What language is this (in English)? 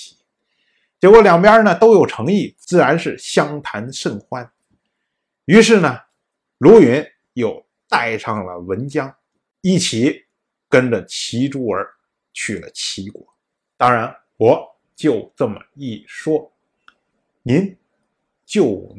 Chinese